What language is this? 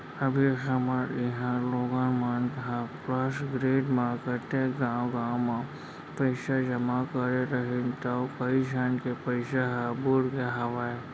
Chhattisgarhi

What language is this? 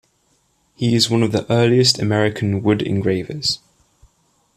English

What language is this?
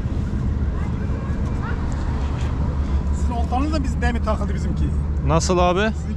Turkish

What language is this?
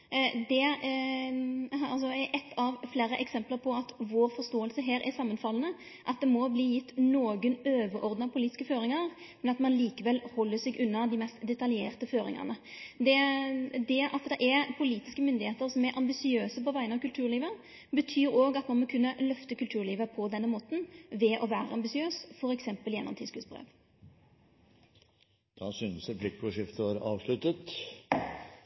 Norwegian Nynorsk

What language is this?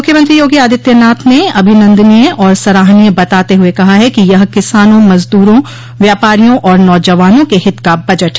Hindi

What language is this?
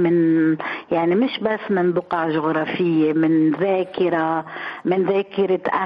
Arabic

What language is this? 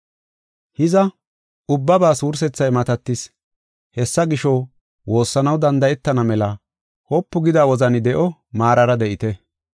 Gofa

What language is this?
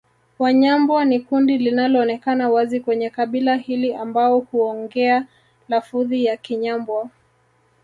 Swahili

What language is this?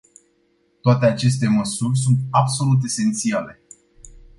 Romanian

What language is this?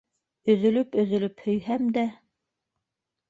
Bashkir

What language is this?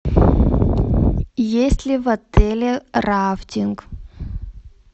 Russian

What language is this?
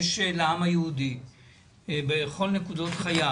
Hebrew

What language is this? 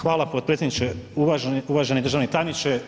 Croatian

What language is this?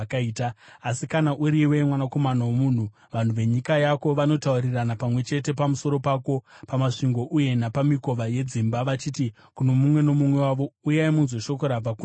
Shona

